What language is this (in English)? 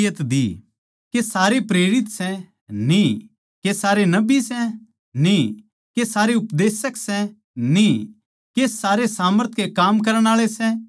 Haryanvi